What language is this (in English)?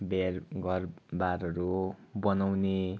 Nepali